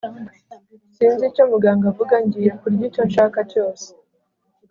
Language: Kinyarwanda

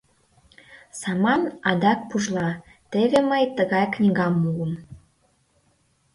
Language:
Mari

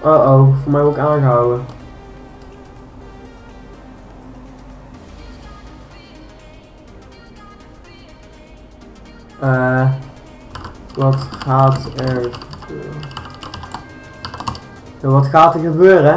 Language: Dutch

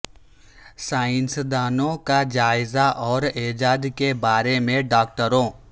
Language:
Urdu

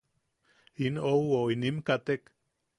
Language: Yaqui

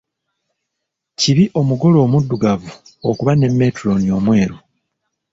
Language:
Ganda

